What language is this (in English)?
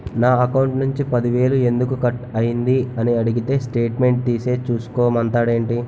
Telugu